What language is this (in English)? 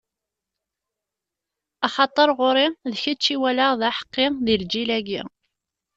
Kabyle